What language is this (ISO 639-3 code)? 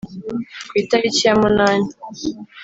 kin